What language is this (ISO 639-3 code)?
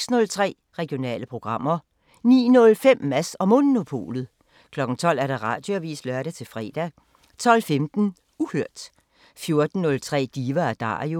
dan